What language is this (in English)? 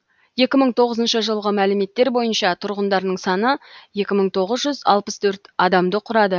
Kazakh